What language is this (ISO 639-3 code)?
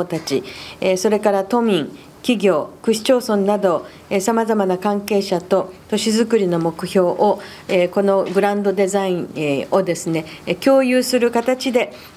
jpn